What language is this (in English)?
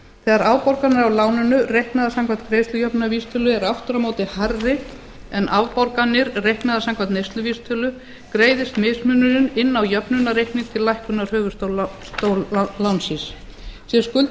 Icelandic